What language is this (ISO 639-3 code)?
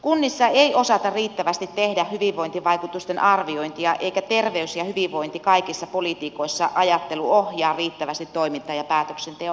fin